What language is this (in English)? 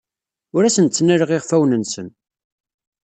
Kabyle